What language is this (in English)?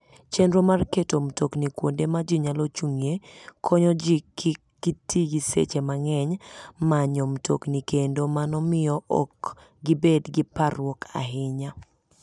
Luo (Kenya and Tanzania)